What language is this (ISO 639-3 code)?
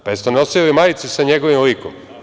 srp